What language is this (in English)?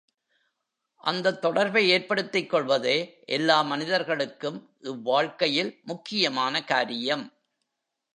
Tamil